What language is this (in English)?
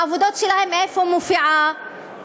Hebrew